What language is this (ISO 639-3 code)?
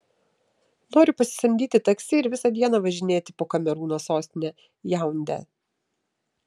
lit